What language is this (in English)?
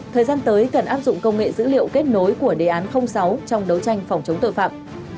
Vietnamese